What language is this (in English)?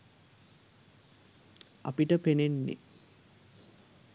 Sinhala